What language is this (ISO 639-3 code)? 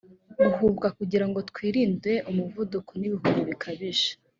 kin